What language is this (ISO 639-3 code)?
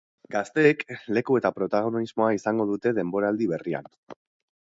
eus